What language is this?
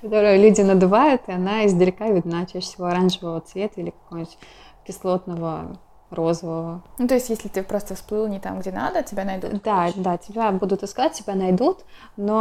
Russian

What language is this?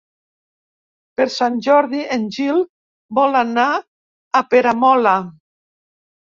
Catalan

